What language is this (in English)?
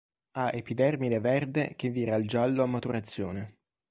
Italian